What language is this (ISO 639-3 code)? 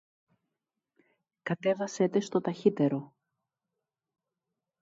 ell